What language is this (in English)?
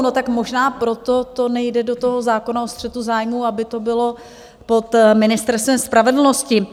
Czech